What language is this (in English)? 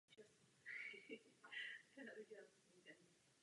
Czech